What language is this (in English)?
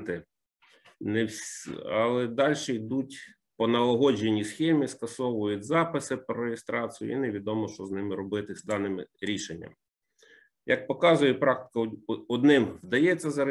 Ukrainian